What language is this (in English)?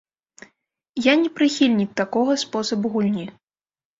Belarusian